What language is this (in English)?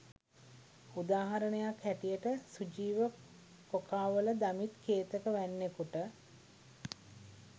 Sinhala